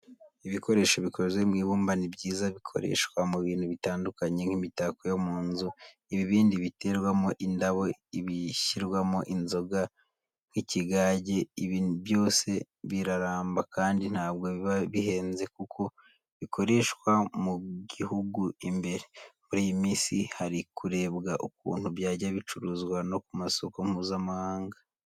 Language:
Kinyarwanda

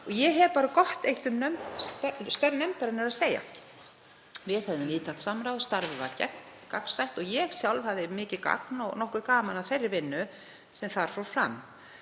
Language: Icelandic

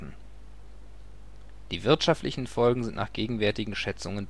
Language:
German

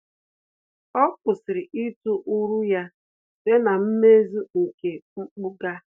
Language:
Igbo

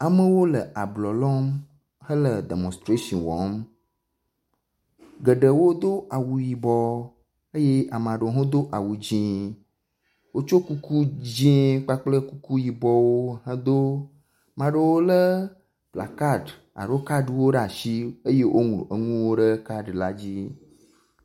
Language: Ewe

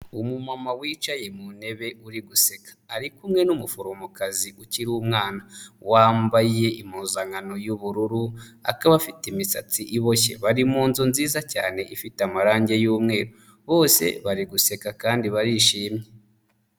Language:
Kinyarwanda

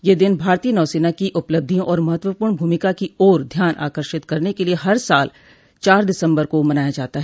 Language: Hindi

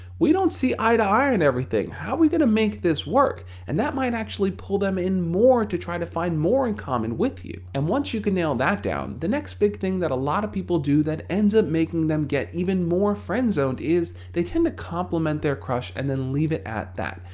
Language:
English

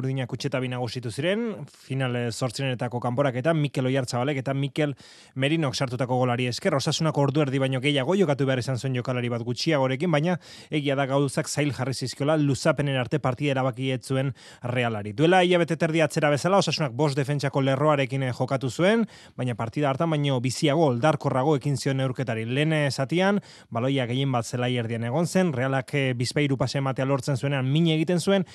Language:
Spanish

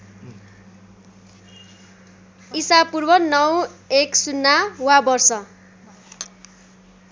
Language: Nepali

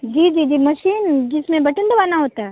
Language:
Hindi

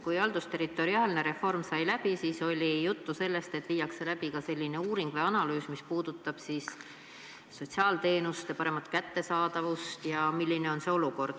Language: Estonian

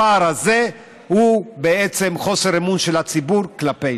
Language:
Hebrew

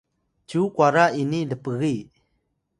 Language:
Atayal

